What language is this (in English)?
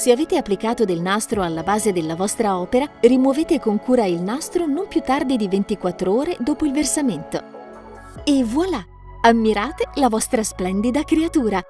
Italian